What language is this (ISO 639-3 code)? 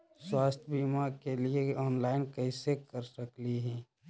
mag